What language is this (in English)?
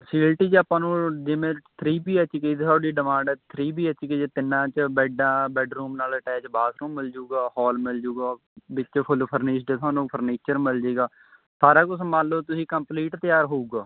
Punjabi